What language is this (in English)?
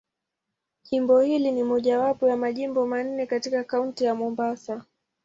Swahili